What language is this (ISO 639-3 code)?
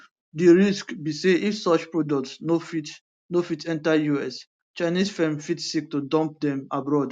pcm